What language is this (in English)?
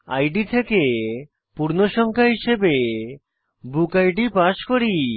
Bangla